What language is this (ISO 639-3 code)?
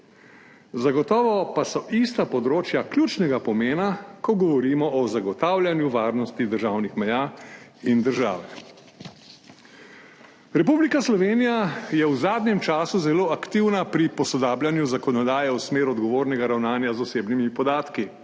slv